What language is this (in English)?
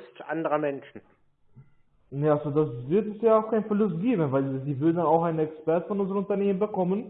German